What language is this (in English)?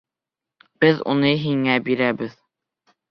Bashkir